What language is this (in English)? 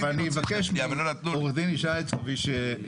Hebrew